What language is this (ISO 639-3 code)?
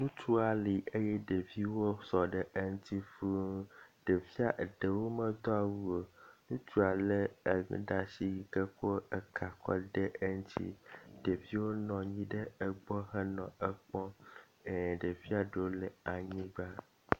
ewe